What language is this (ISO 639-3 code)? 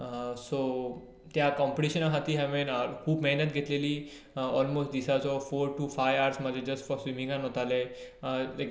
kok